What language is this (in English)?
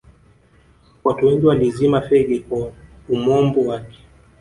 Swahili